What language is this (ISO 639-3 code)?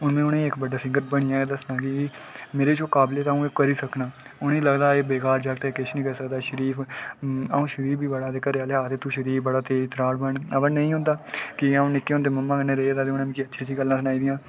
doi